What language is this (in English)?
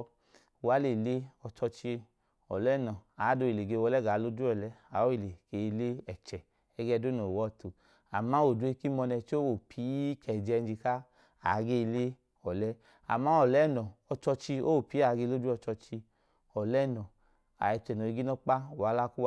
Idoma